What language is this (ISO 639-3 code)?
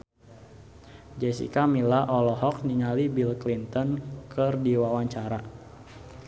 sun